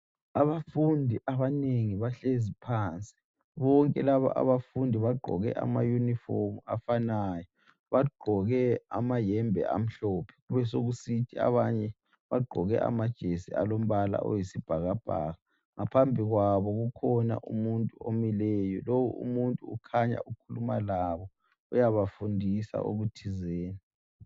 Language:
North Ndebele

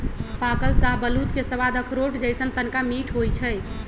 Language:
Magahi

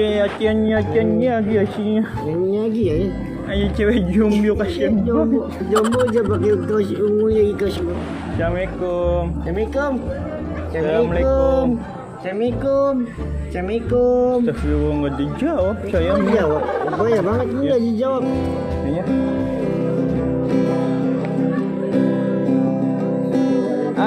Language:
Indonesian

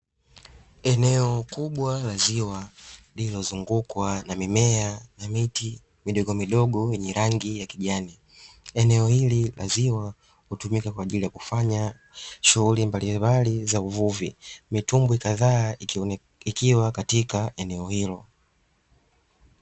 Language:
Swahili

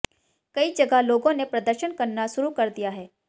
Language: Hindi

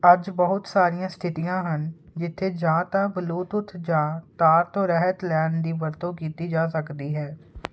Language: Punjabi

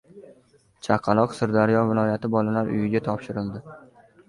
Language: Uzbek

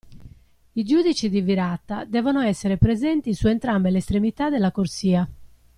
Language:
Italian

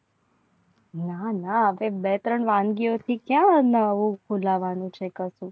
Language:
Gujarati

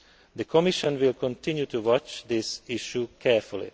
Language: English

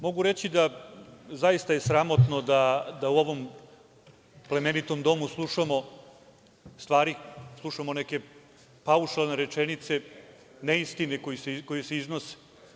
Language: Serbian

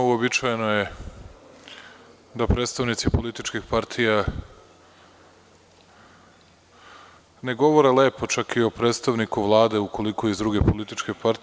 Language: Serbian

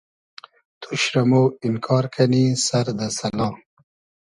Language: Hazaragi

